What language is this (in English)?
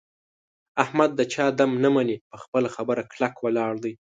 Pashto